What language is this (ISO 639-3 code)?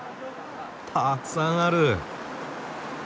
jpn